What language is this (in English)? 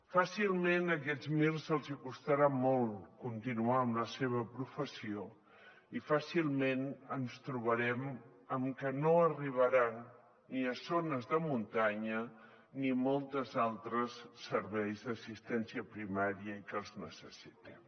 Catalan